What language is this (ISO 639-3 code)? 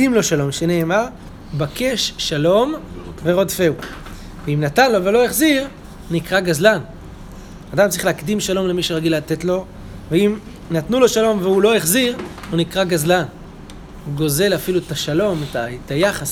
heb